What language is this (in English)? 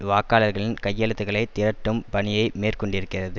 Tamil